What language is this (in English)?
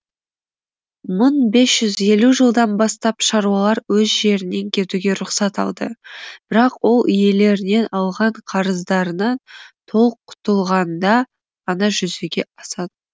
Kazakh